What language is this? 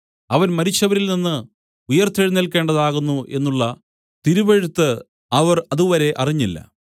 Malayalam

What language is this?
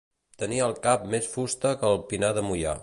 Catalan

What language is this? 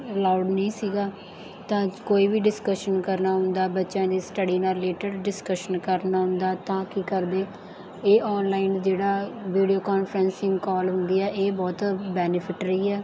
Punjabi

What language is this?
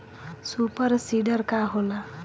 Bhojpuri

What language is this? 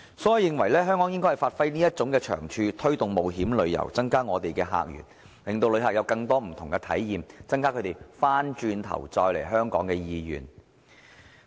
Cantonese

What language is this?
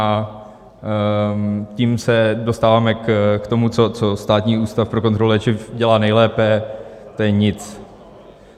Czech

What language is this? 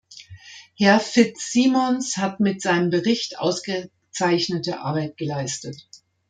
German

